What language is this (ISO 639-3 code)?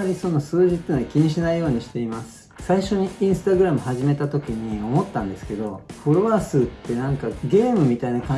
jpn